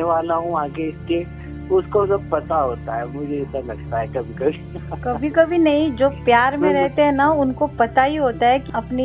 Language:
Hindi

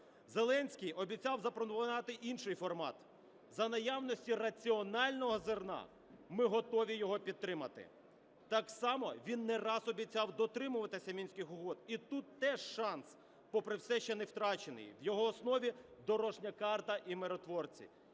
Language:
Ukrainian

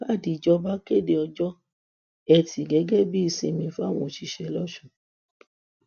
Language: Yoruba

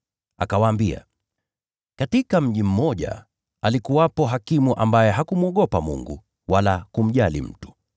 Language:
Swahili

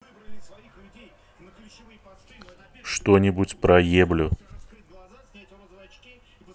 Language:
Russian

